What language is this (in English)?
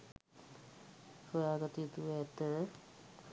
Sinhala